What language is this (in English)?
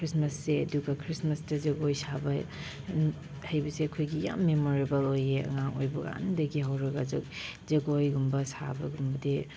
Manipuri